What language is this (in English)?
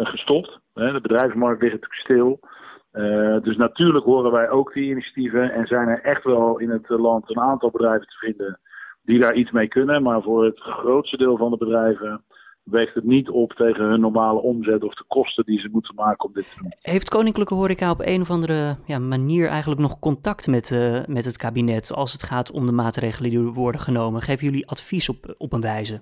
Dutch